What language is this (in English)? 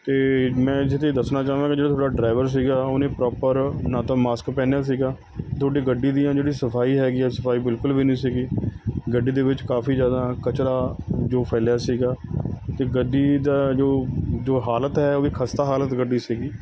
Punjabi